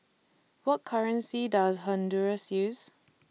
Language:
English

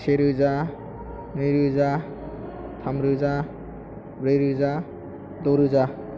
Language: Bodo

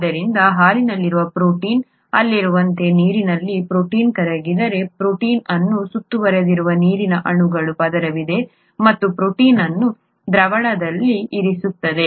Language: Kannada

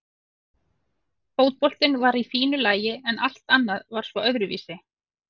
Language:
Icelandic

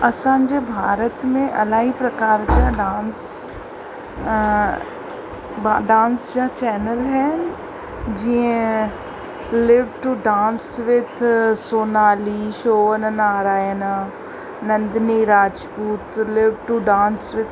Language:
Sindhi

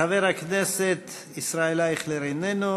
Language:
Hebrew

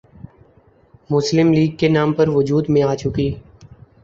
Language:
Urdu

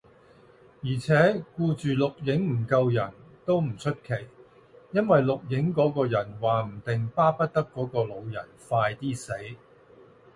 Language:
Cantonese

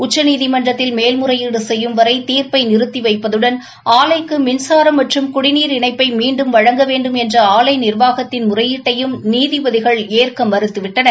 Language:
Tamil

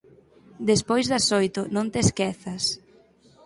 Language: Galician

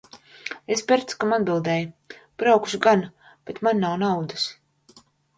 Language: Latvian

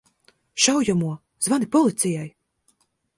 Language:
Latvian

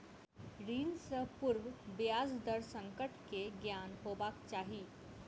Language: Maithili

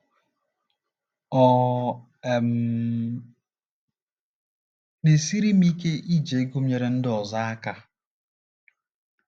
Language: Igbo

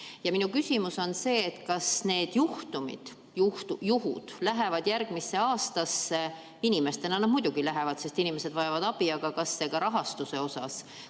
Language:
Estonian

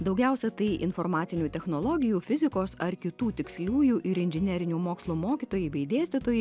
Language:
Lithuanian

